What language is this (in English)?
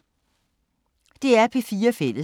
Danish